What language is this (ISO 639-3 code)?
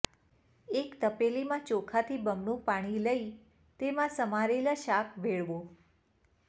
guj